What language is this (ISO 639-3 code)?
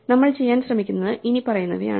mal